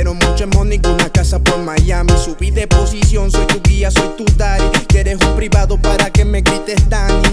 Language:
Spanish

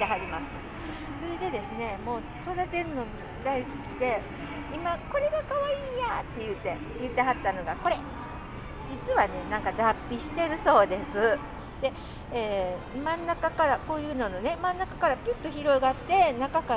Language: Japanese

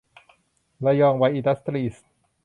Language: Thai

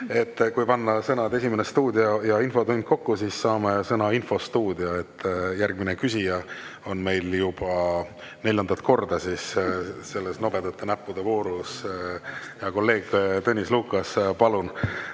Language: Estonian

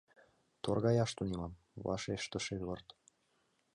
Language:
Mari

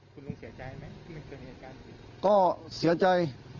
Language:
Thai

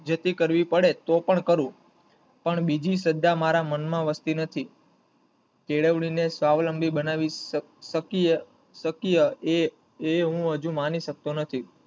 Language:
Gujarati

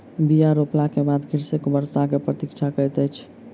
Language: Maithili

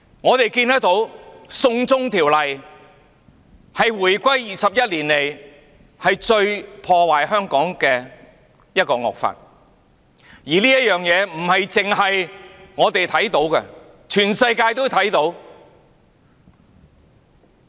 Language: Cantonese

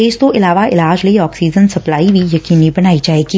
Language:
Punjabi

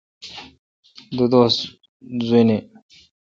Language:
Kalkoti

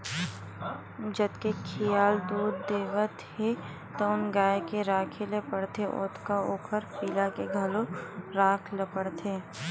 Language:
Chhattisgarhi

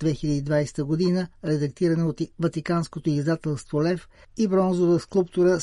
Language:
Bulgarian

